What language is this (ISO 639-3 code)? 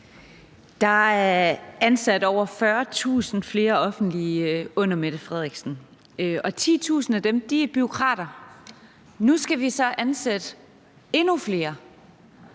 dan